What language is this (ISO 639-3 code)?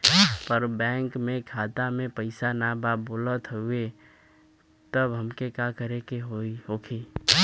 bho